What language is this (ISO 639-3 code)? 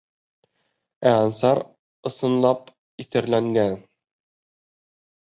bak